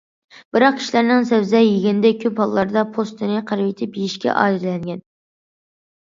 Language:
Uyghur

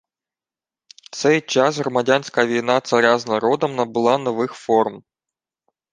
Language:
Ukrainian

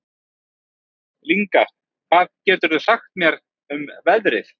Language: Icelandic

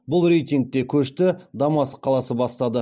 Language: Kazakh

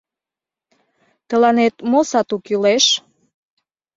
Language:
Mari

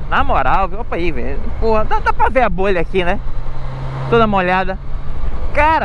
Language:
Portuguese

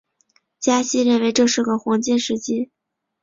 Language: Chinese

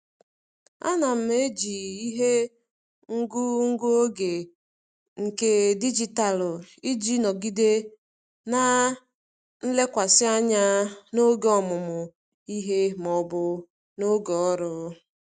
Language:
Igbo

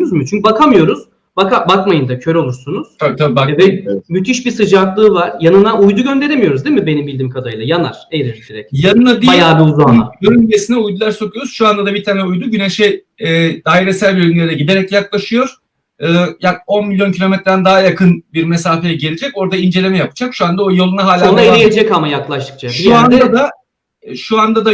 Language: Turkish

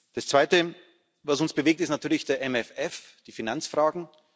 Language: German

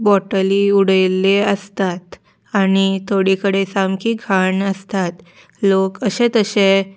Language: Konkani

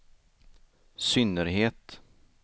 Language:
Swedish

